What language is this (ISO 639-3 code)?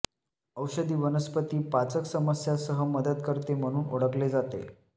mar